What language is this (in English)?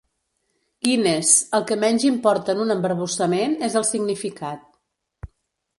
Catalan